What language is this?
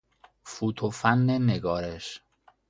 Persian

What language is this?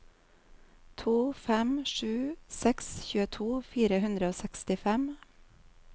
Norwegian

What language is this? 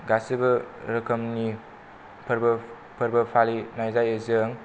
Bodo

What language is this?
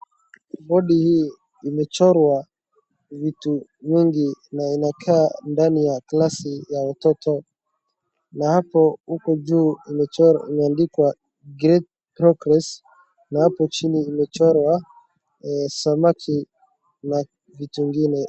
Swahili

